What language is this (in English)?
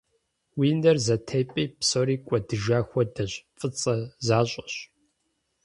Kabardian